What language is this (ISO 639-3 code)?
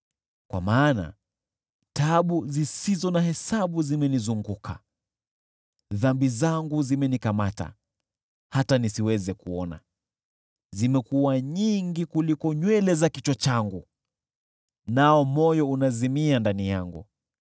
swa